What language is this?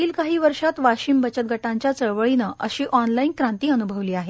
Marathi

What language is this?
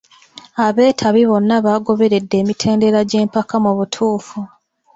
Ganda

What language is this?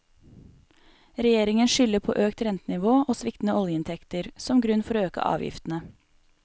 Norwegian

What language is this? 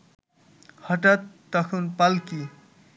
Bangla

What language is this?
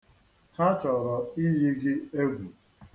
Igbo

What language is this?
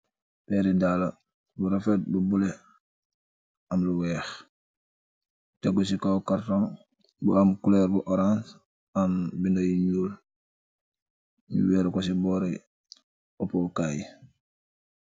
Wolof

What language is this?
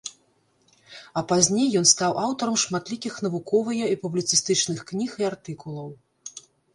Belarusian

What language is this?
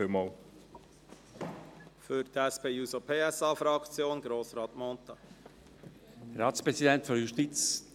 Swiss German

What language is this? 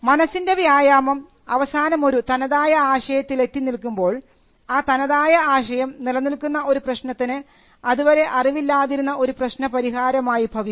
Malayalam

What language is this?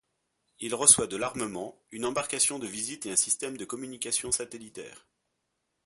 French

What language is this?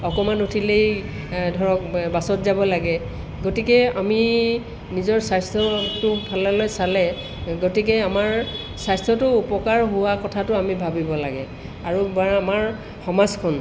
Assamese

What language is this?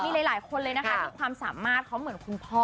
Thai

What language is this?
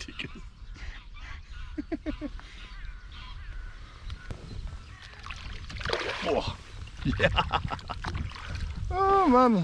German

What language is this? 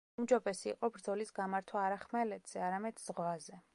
Georgian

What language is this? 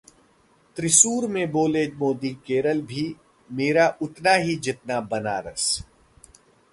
Hindi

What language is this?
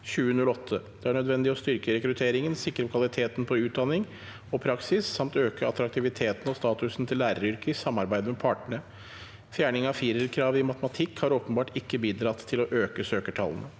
Norwegian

